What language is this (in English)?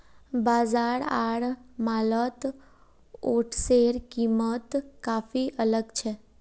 Magahi